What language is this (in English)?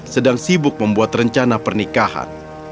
Indonesian